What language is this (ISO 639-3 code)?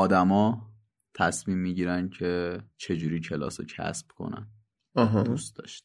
fas